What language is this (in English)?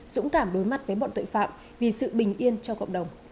Vietnamese